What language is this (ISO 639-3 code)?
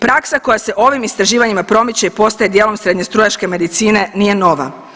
hrv